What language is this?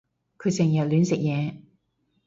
Cantonese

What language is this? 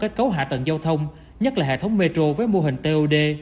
Vietnamese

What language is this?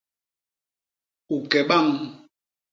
Basaa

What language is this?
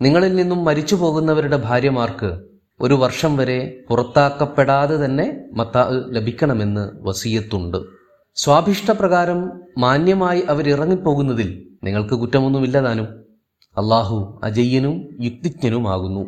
Malayalam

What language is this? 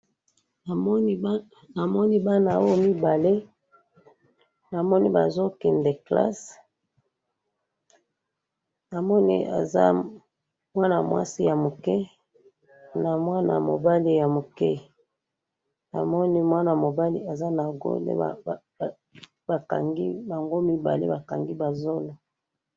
Lingala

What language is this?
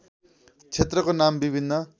Nepali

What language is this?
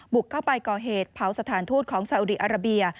Thai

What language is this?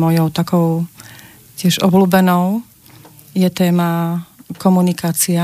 Slovak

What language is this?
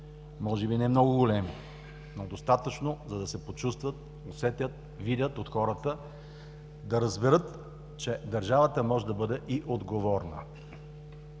Bulgarian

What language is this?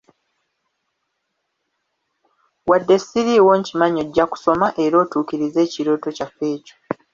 Ganda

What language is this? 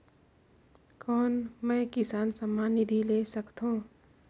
Chhattisgarhi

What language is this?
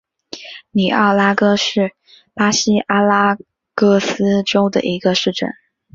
Chinese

